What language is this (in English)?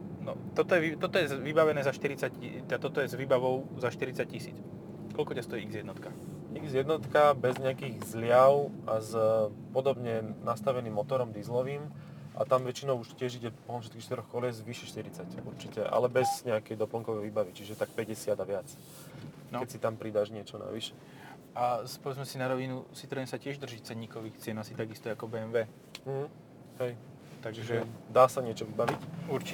Slovak